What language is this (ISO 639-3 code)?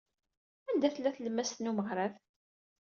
kab